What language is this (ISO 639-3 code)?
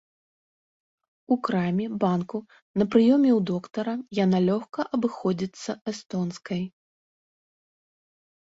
bel